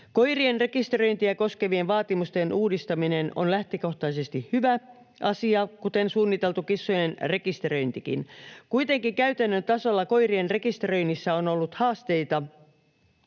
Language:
Finnish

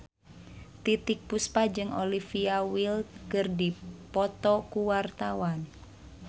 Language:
Sundanese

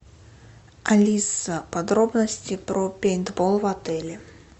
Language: Russian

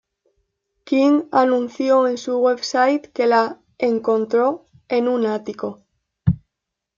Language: Spanish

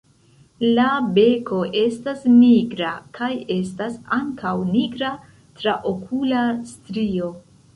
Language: Esperanto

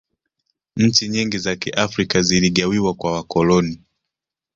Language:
Swahili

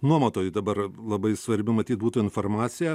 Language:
Lithuanian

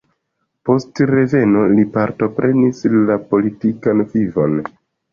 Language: Esperanto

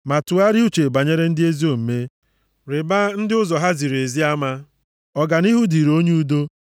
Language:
Igbo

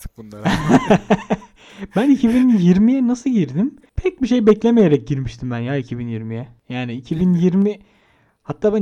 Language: Turkish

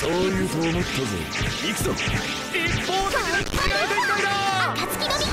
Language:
Japanese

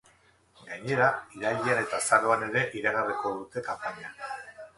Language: Basque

